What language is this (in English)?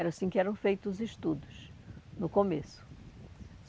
Portuguese